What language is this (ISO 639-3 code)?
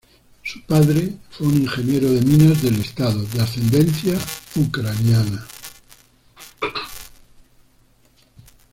spa